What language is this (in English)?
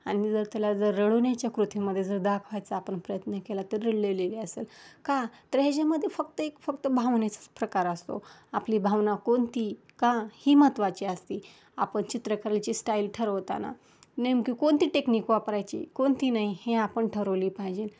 Marathi